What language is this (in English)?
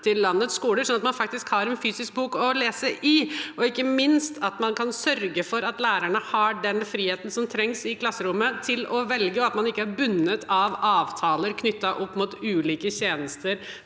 Norwegian